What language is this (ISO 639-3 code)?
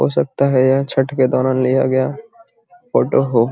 mag